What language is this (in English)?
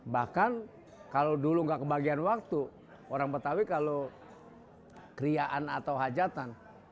Indonesian